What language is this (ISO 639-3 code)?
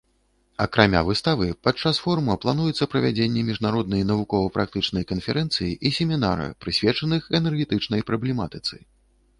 bel